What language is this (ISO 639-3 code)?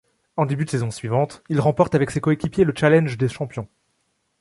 fra